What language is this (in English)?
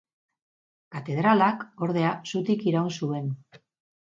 Basque